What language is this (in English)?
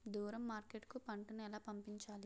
Telugu